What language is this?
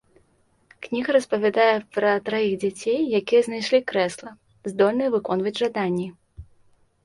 Belarusian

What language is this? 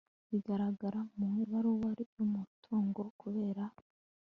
Kinyarwanda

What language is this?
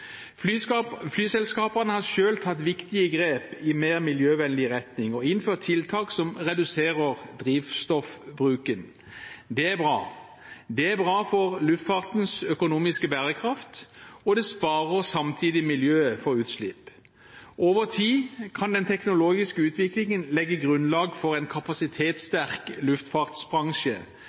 Norwegian Bokmål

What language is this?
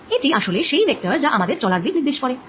Bangla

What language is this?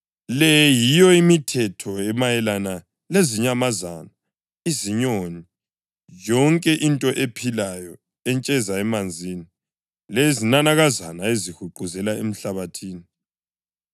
North Ndebele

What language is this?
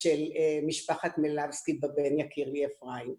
Hebrew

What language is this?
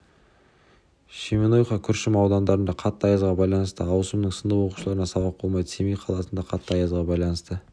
Kazakh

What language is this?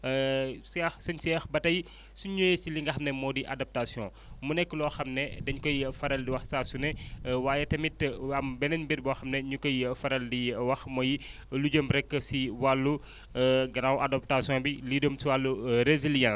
Wolof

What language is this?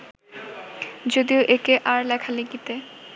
Bangla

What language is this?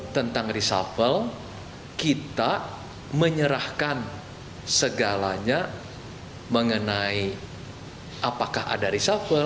Indonesian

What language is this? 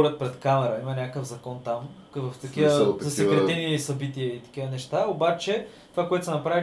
Bulgarian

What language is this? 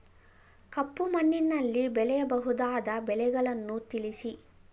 Kannada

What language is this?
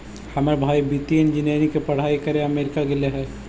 Magahi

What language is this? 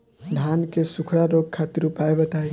Bhojpuri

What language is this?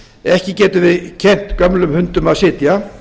Icelandic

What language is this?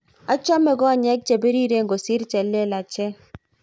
Kalenjin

